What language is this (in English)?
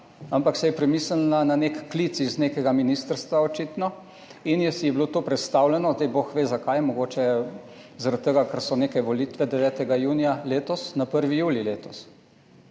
Slovenian